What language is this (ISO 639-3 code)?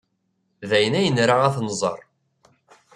kab